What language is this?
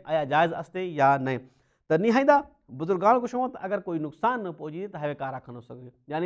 Dutch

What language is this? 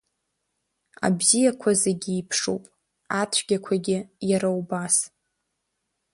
Abkhazian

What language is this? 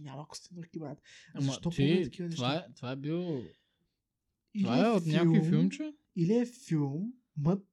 Bulgarian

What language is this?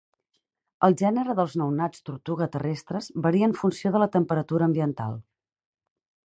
Catalan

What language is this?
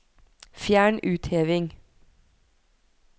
Norwegian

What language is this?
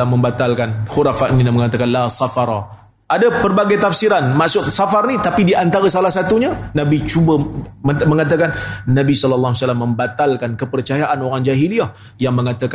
Malay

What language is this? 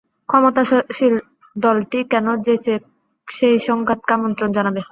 Bangla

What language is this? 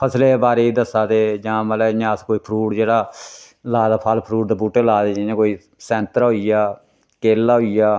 Dogri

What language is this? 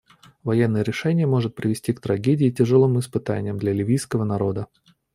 Russian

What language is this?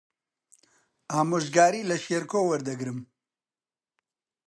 Central Kurdish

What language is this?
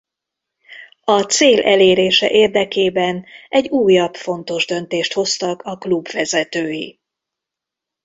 Hungarian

